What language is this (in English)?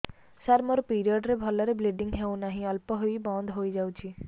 Odia